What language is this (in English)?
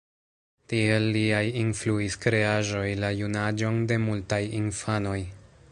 Esperanto